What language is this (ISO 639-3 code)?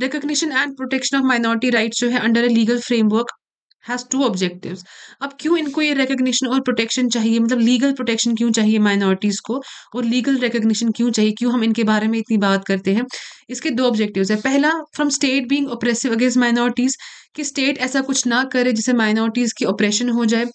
hin